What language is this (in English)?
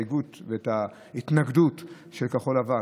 Hebrew